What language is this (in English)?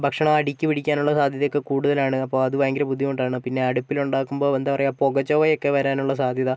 Malayalam